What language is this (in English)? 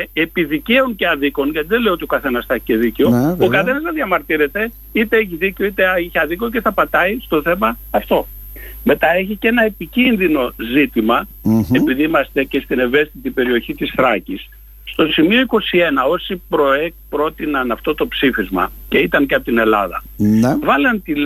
Greek